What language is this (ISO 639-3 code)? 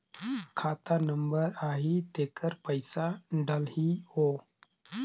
hne